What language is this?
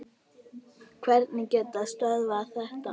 Icelandic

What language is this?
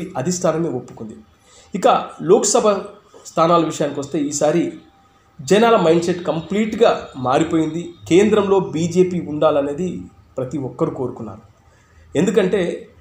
Telugu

